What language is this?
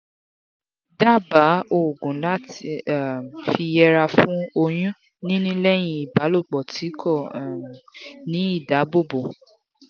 Yoruba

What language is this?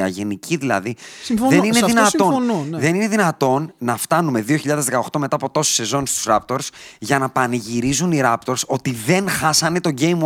Greek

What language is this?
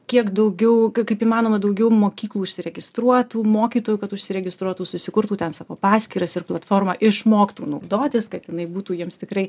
Lithuanian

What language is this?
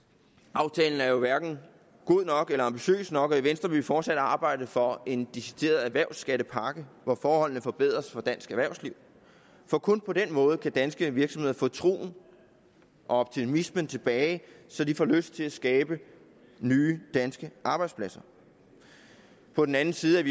Danish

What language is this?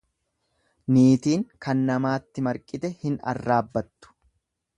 Oromo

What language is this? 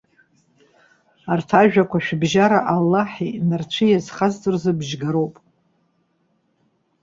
Abkhazian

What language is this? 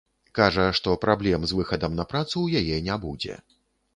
Belarusian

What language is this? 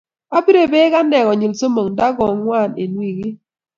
Kalenjin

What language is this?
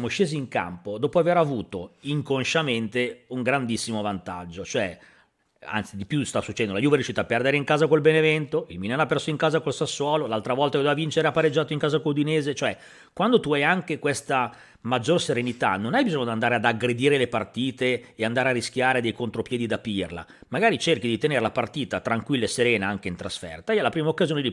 Italian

